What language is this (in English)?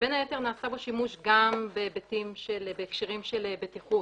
Hebrew